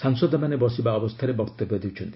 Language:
Odia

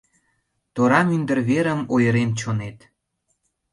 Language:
Mari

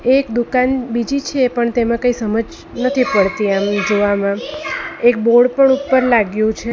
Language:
Gujarati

